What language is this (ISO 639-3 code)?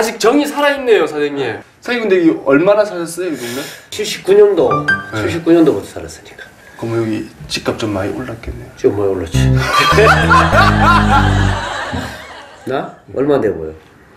kor